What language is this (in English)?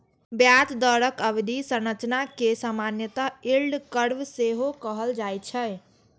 Maithili